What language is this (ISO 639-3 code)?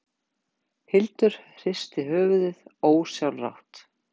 isl